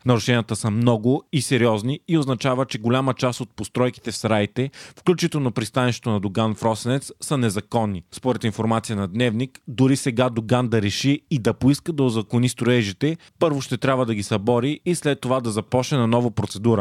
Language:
Bulgarian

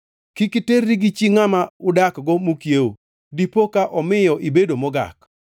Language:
Luo (Kenya and Tanzania)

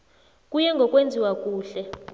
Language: South Ndebele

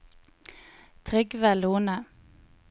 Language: Norwegian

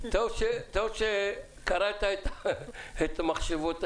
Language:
Hebrew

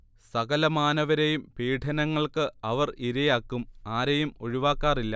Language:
Malayalam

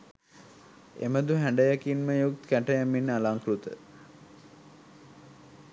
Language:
Sinhala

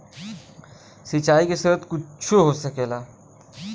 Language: Bhojpuri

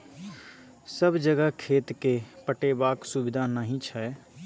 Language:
Maithili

